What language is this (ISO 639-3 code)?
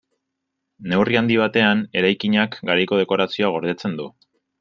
eus